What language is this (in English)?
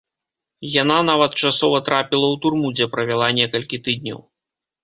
Belarusian